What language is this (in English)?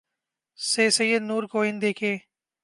Urdu